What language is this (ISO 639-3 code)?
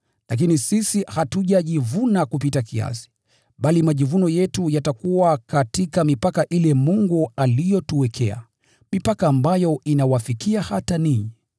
swa